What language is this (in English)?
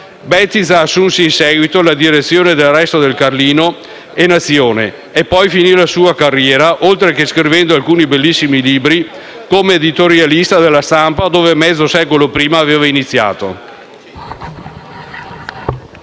Italian